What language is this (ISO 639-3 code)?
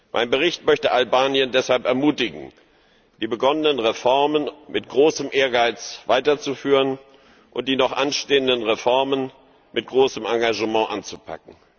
deu